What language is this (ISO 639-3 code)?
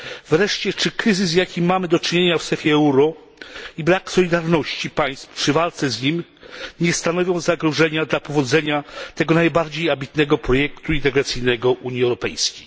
pol